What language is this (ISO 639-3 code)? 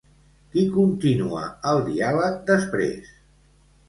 cat